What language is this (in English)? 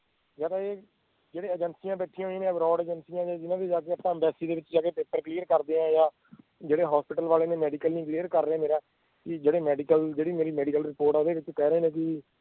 Punjabi